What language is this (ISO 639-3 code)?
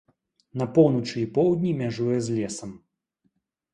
bel